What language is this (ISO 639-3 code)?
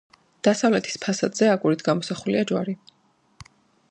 kat